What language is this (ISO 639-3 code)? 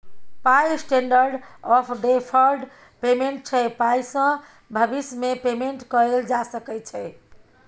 mai